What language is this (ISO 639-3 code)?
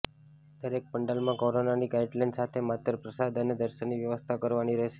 guj